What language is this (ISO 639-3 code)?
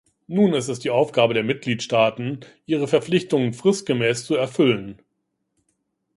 deu